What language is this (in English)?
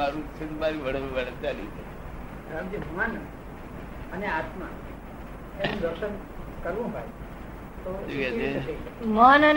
Gujarati